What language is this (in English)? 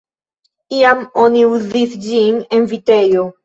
Esperanto